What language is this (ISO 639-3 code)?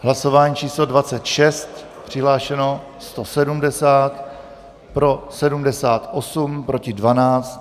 ces